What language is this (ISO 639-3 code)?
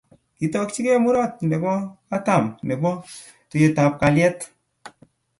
kln